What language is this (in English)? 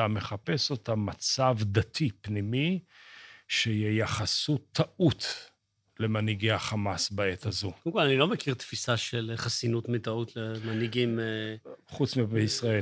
Hebrew